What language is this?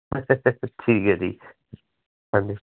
Punjabi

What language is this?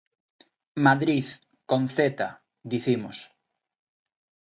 Galician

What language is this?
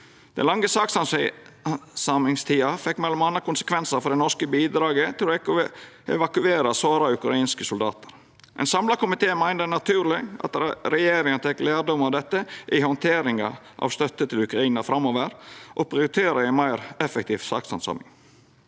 Norwegian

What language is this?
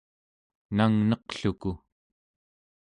Central Yupik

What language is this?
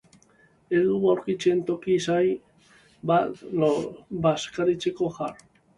Basque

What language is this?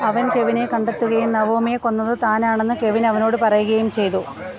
Malayalam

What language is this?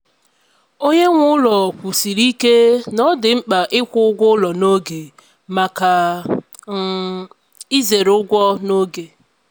Igbo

